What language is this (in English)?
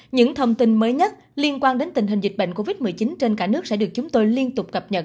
Vietnamese